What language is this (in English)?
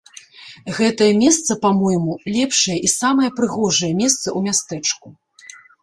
Belarusian